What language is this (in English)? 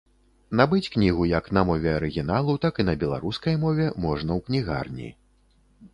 Belarusian